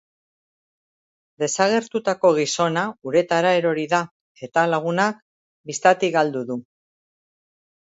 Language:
Basque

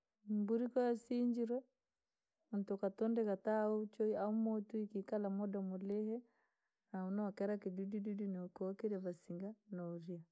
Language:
Langi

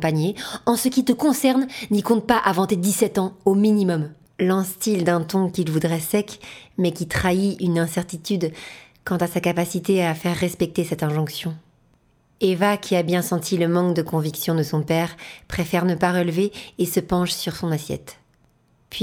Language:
French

